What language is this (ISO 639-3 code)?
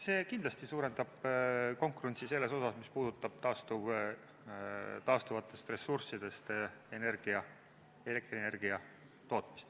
est